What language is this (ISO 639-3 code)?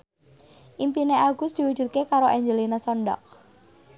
jav